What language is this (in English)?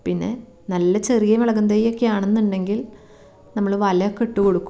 Malayalam